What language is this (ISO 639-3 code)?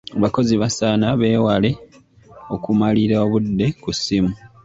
lug